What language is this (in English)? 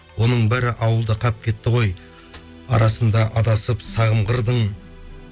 Kazakh